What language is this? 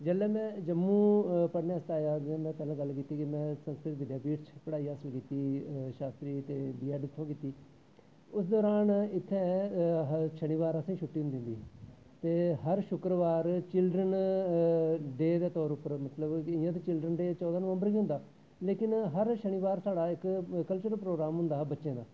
Dogri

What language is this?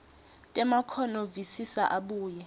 Swati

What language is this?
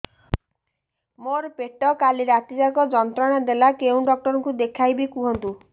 Odia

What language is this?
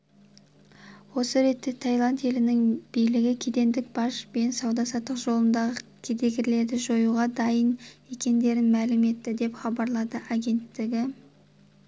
Kazakh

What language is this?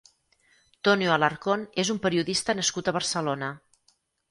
Catalan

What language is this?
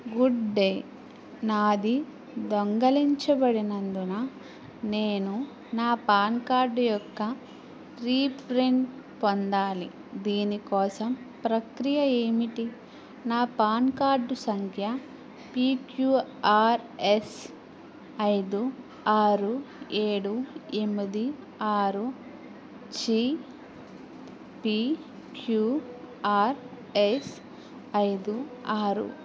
Telugu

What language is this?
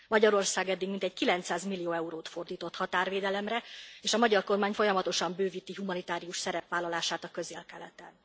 Hungarian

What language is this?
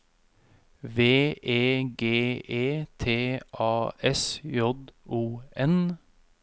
Norwegian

